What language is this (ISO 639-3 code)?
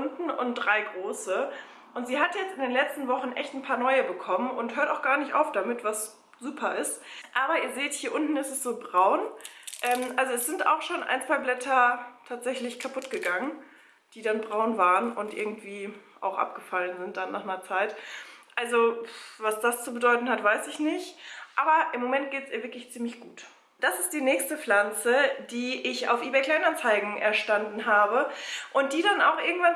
deu